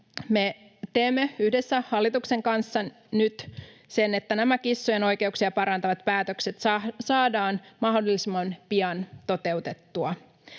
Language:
Finnish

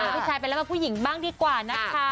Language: Thai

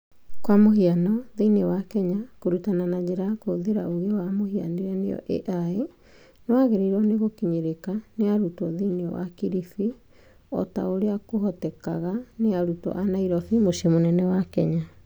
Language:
Kikuyu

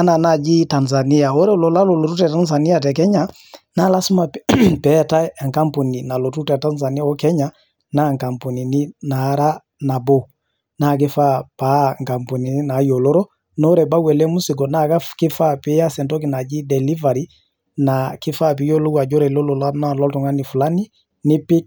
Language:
Masai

